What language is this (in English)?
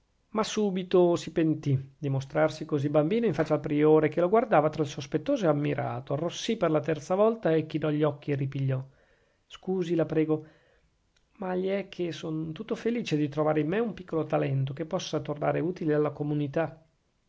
Italian